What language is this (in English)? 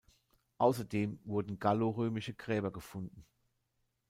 German